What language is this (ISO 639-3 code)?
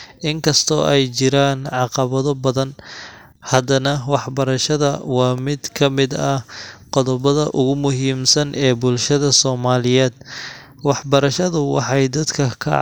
som